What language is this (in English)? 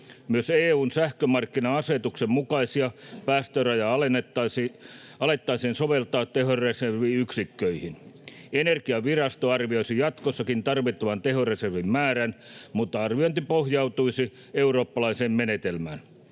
Finnish